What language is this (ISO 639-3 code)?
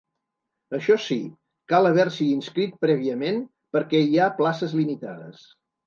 cat